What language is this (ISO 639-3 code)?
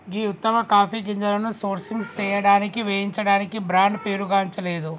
tel